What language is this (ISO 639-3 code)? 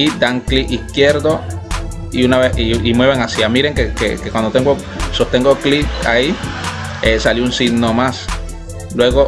spa